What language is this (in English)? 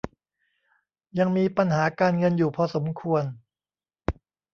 Thai